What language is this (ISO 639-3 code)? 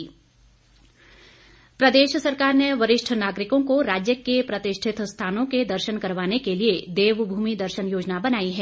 hin